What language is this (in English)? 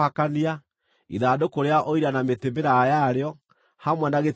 Kikuyu